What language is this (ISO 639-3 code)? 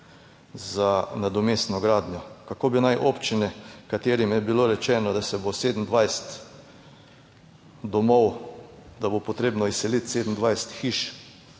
slv